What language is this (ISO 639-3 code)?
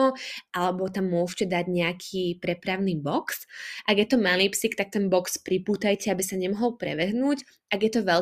slk